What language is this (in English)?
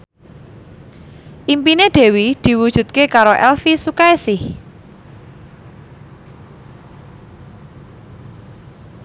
Javanese